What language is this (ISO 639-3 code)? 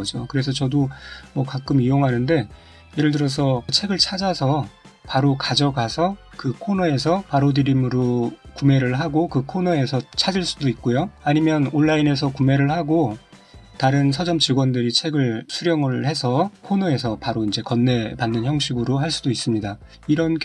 kor